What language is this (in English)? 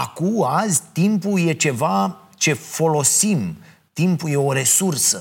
Romanian